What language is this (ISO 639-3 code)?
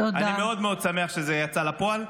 heb